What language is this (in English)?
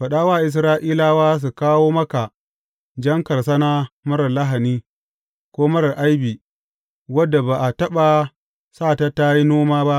Hausa